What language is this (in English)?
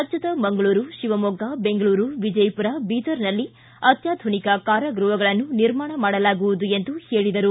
Kannada